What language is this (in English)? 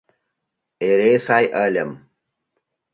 Mari